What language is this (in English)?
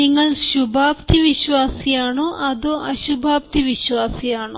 Malayalam